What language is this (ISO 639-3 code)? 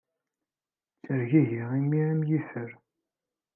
kab